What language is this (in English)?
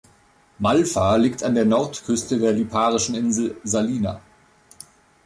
German